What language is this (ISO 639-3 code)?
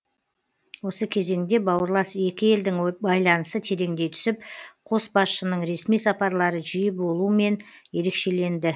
kaz